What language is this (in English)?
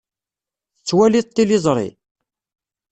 Kabyle